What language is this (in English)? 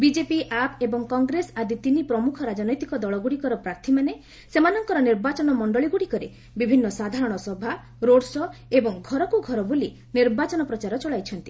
Odia